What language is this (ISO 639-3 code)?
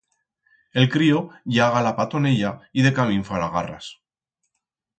arg